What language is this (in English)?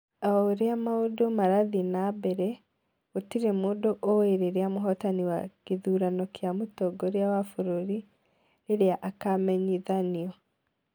Kikuyu